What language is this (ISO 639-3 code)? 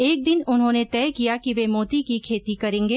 hin